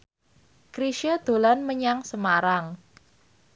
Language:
Javanese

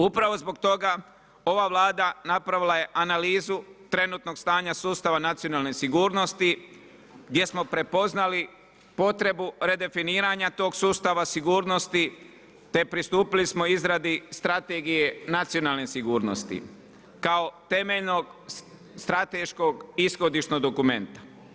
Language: Croatian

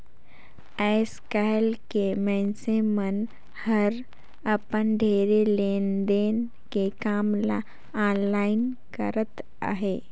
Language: Chhattisgarhi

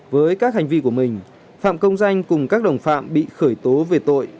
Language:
Vietnamese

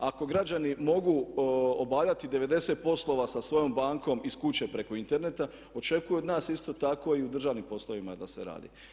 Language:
Croatian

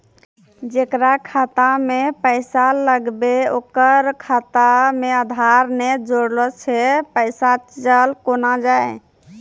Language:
Maithili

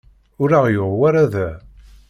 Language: Kabyle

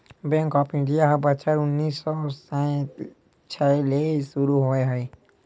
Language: Chhattisgarhi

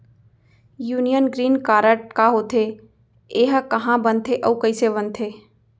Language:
Chhattisgarhi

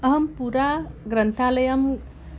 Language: Sanskrit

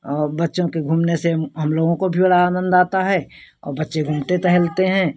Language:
Hindi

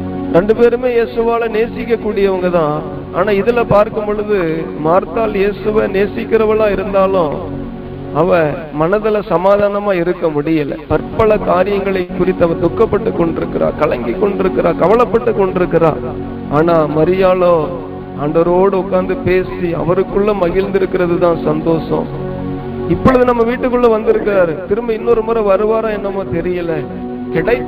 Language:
Tamil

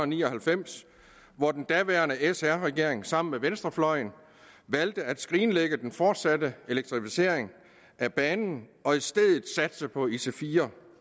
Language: Danish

